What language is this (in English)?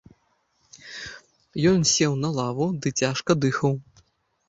Belarusian